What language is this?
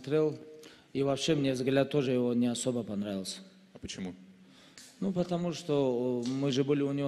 Russian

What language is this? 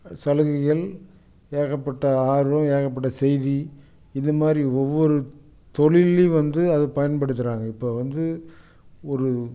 Tamil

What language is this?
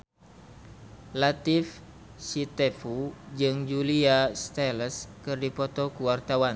Sundanese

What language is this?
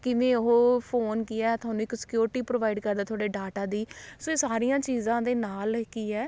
Punjabi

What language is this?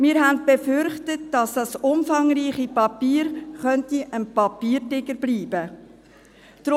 Swiss German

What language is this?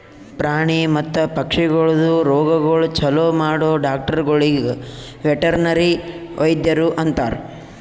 Kannada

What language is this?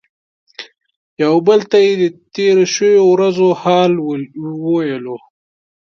Pashto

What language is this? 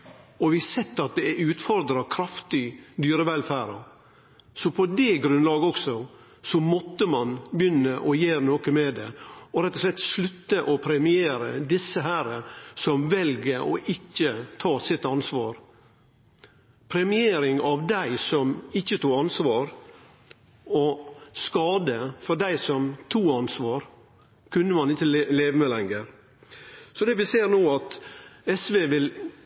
Norwegian Nynorsk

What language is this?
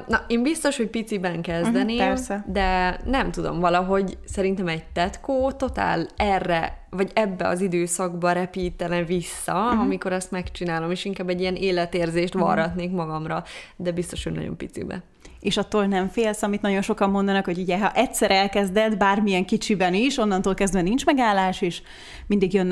Hungarian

